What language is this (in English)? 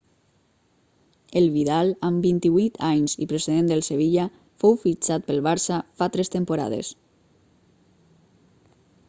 Catalan